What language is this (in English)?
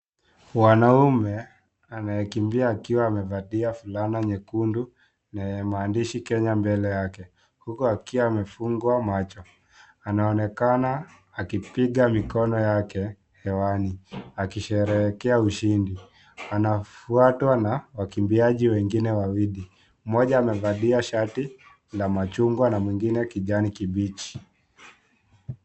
Swahili